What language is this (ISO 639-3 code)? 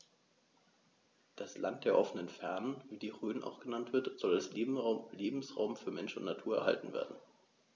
deu